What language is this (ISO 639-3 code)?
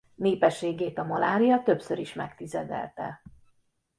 hun